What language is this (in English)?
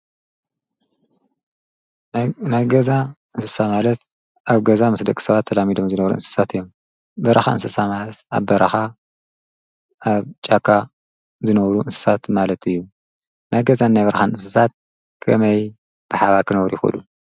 Tigrinya